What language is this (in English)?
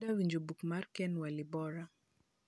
Luo (Kenya and Tanzania)